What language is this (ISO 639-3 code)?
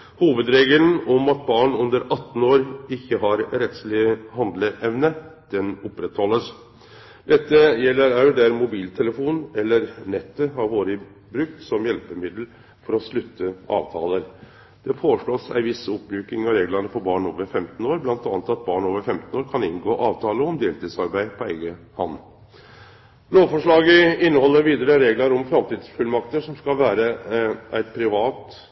nno